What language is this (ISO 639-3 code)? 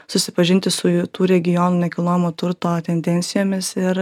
lit